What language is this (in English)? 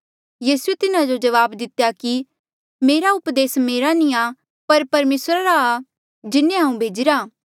Mandeali